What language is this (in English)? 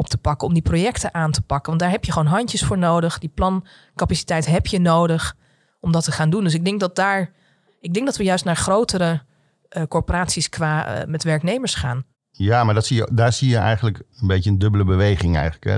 Dutch